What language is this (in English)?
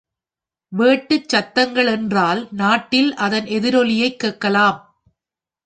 Tamil